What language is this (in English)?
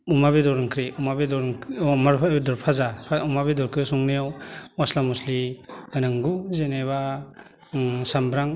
Bodo